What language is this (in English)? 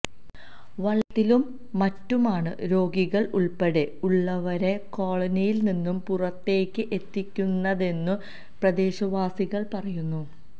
Malayalam